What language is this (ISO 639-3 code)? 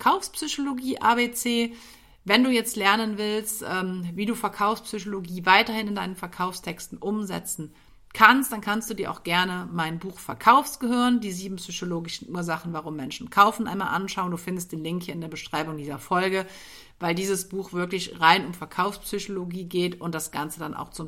deu